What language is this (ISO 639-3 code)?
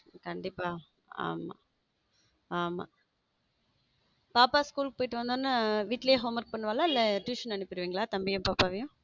tam